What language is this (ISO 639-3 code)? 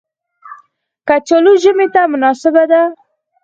pus